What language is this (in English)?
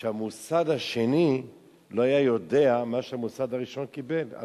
Hebrew